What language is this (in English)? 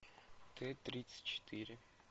Russian